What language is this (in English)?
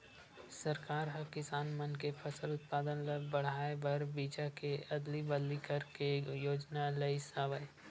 Chhattisgarhi